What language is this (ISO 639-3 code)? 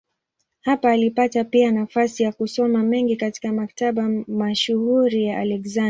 swa